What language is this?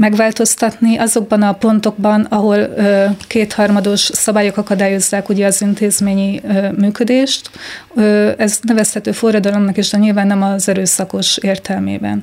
Hungarian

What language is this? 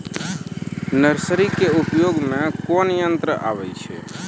Maithili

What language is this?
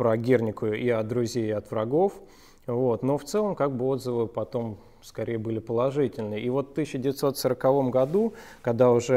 Russian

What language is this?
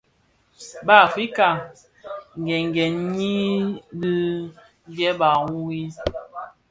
Bafia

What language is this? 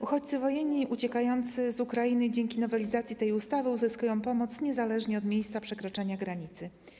Polish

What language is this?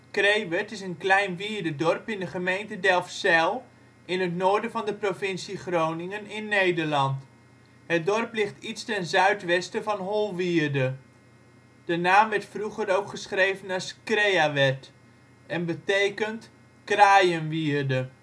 Dutch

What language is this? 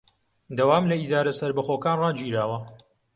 Central Kurdish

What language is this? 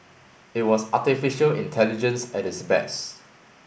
English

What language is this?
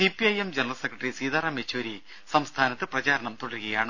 Malayalam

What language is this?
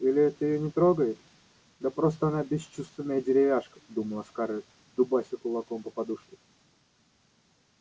Russian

